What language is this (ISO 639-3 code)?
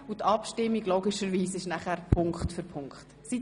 gsw